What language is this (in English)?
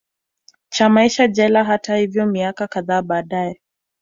Swahili